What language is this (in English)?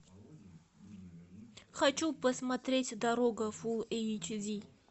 Russian